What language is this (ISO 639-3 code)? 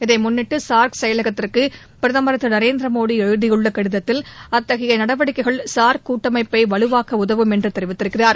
tam